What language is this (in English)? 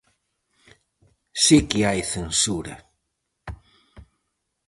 Galician